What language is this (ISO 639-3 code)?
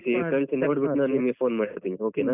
kan